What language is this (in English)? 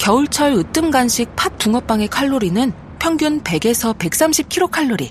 Korean